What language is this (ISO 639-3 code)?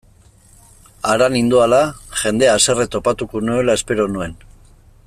eus